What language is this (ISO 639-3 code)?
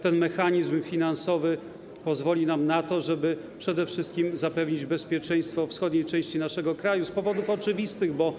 pol